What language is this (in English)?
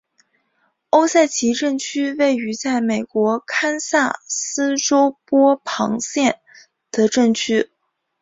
Chinese